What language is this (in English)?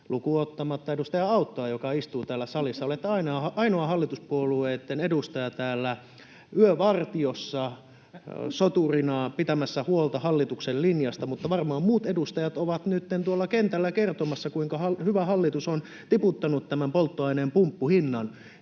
Finnish